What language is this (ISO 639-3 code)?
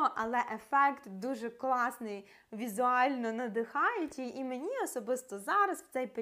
ukr